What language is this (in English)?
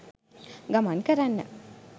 Sinhala